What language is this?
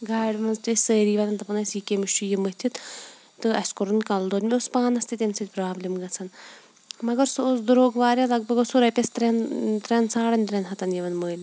Kashmiri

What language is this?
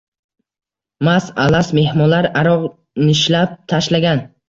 Uzbek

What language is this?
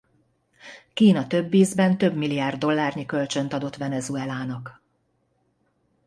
Hungarian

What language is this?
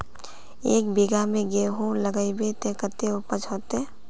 Magahi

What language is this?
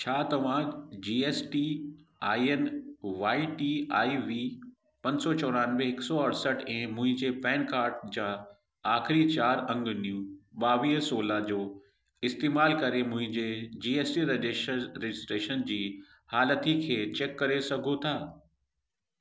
Sindhi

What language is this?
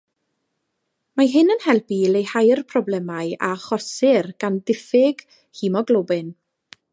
Welsh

